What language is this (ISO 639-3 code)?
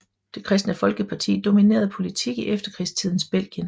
dan